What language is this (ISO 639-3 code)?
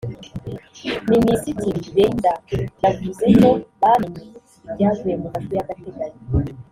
kin